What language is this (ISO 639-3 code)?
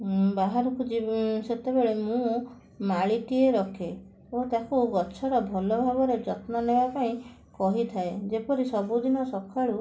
ori